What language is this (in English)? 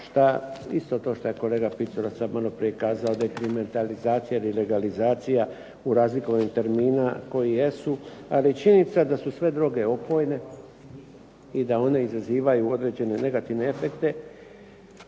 Croatian